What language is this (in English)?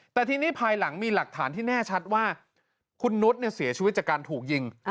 Thai